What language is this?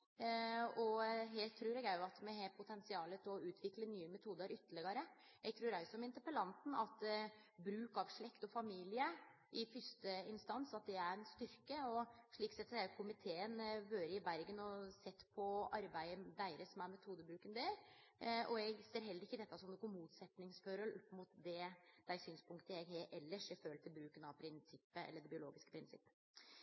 Norwegian Nynorsk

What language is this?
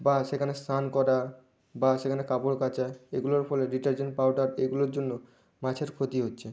Bangla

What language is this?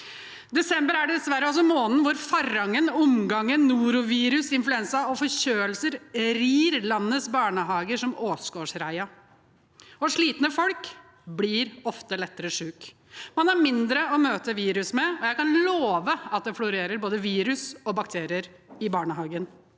Norwegian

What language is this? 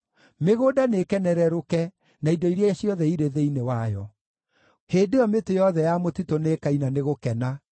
Kikuyu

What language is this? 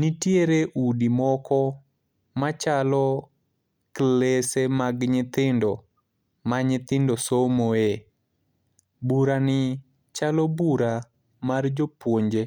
Luo (Kenya and Tanzania)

